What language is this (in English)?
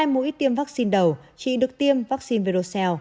Vietnamese